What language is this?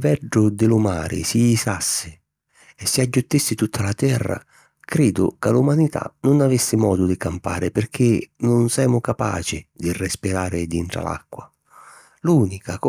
Sicilian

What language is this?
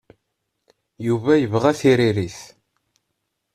Kabyle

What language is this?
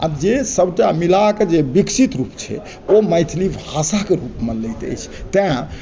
Maithili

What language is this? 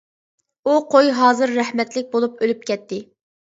Uyghur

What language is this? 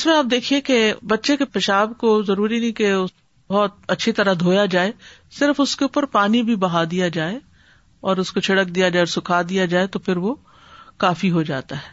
Urdu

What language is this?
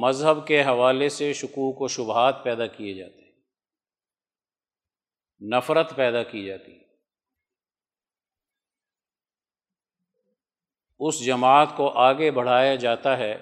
Urdu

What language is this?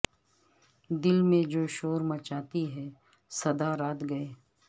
Urdu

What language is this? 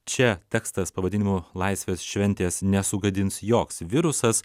Lithuanian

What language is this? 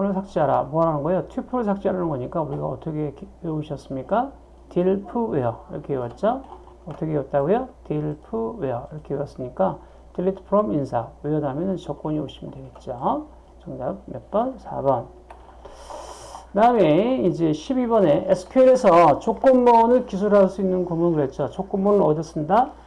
Korean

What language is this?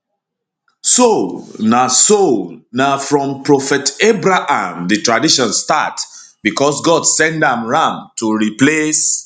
Nigerian Pidgin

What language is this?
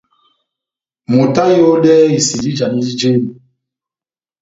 Batanga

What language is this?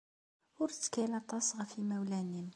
Kabyle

